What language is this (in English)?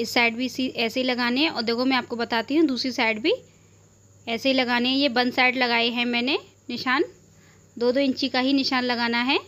Hindi